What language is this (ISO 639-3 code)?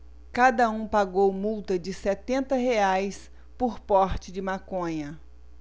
por